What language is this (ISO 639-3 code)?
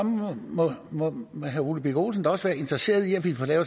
dan